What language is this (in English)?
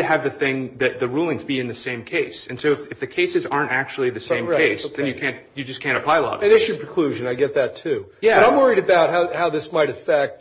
English